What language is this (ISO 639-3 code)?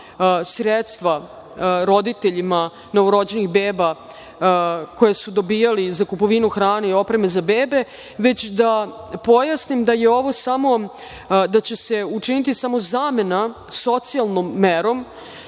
srp